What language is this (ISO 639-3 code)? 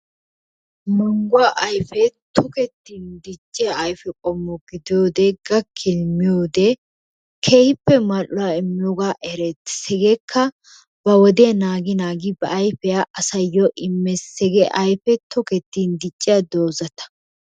wal